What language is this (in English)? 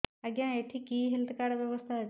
Odia